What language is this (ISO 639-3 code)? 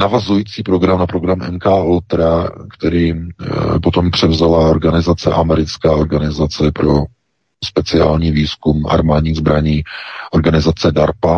ces